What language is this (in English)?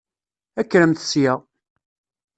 Kabyle